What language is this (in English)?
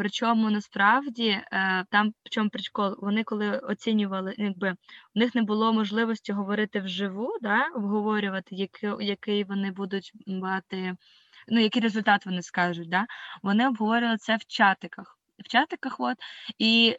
Ukrainian